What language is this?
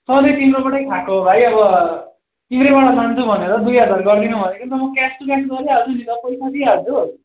Nepali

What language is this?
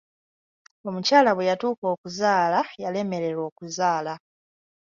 Ganda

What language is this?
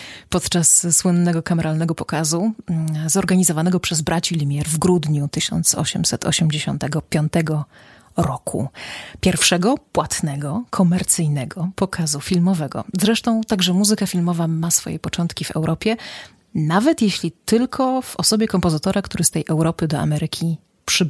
Polish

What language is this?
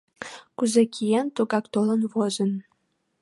Mari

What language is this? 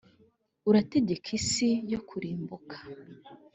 Kinyarwanda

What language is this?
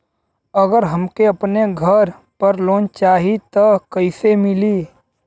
Bhojpuri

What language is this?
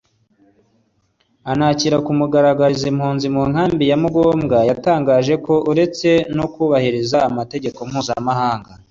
Kinyarwanda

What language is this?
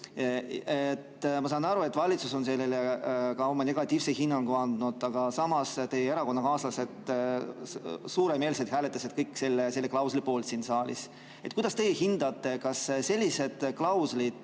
Estonian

